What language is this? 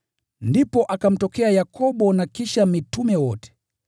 Swahili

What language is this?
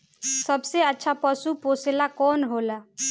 Bhojpuri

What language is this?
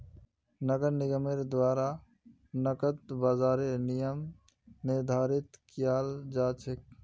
Magahi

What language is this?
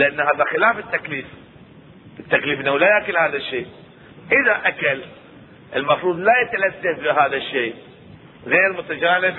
Arabic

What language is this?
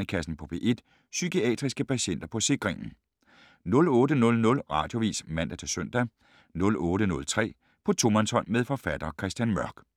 Danish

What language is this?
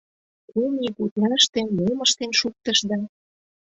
Mari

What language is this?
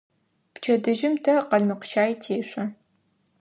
Adyghe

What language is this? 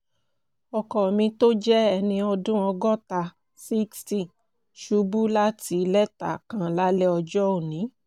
Yoruba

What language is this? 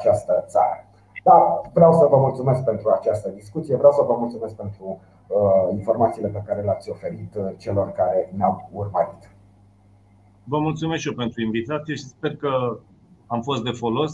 Romanian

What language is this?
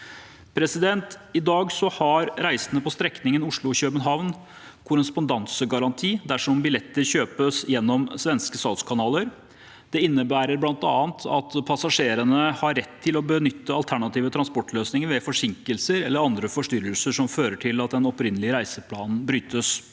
Norwegian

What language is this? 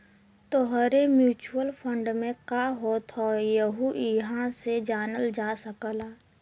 Bhojpuri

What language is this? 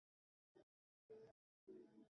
Bangla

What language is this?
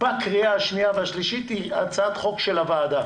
Hebrew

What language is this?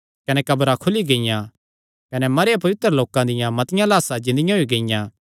Kangri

